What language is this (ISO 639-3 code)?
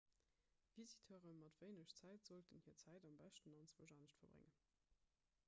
ltz